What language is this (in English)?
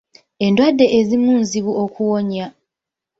Ganda